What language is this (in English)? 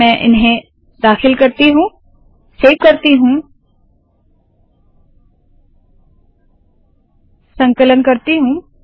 Hindi